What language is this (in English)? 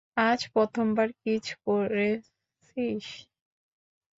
Bangla